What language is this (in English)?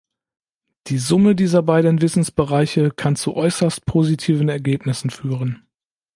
German